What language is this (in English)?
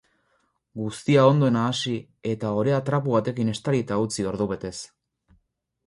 Basque